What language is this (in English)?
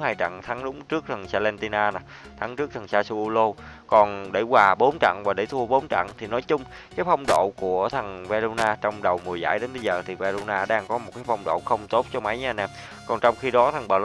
Vietnamese